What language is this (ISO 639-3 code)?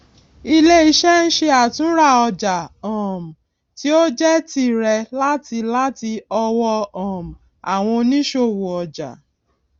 yor